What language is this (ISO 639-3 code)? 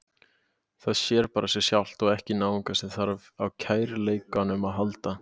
isl